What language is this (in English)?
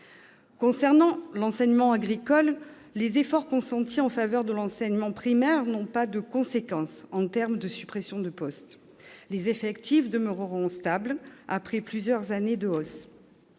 French